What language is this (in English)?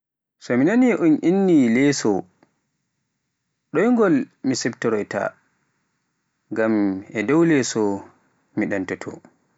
Pular